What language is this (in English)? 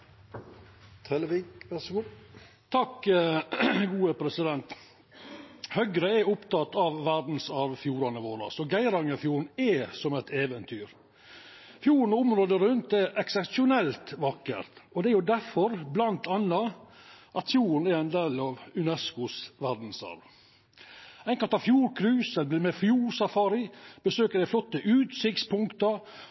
Norwegian Nynorsk